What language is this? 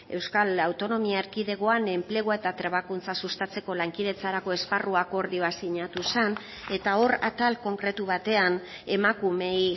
Basque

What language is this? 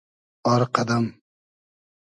Hazaragi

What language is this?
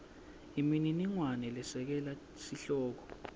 Swati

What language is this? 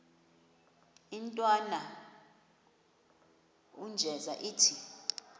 Xhosa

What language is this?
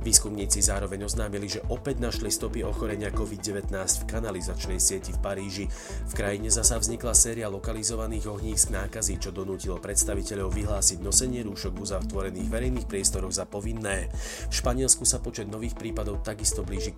Slovak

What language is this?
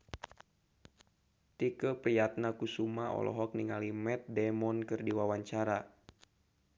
Sundanese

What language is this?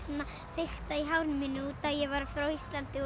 Icelandic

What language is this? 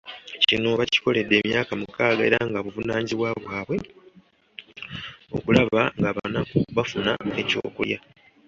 Ganda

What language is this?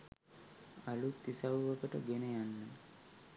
Sinhala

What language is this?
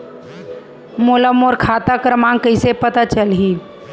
Chhattisgarhi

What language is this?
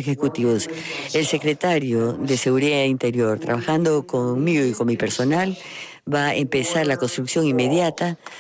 Spanish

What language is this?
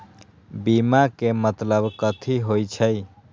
Magahi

